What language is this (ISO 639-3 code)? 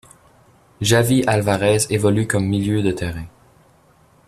fra